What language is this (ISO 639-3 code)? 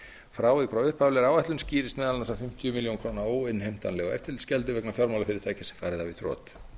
isl